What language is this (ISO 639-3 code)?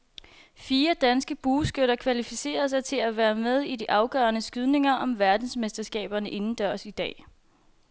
dan